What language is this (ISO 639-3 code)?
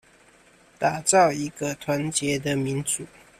zho